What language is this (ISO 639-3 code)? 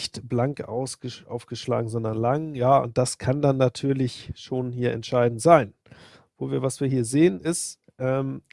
deu